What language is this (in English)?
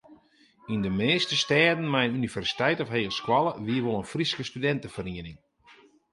Western Frisian